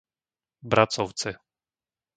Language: Slovak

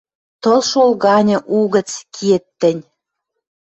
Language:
Western Mari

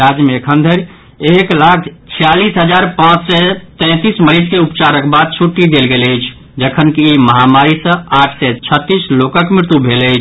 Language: Maithili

